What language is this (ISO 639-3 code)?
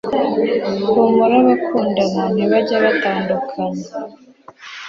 kin